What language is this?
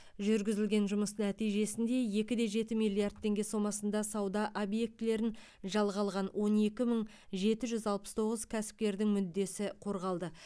Kazakh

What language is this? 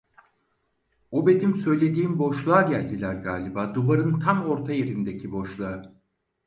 Turkish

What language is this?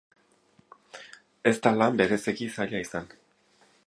Basque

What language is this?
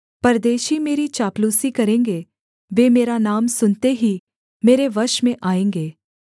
Hindi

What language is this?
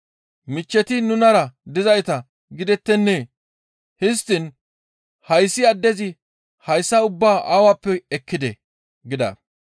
Gamo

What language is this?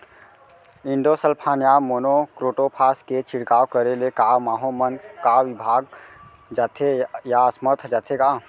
Chhattisgarhi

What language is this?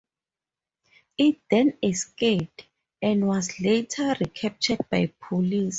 English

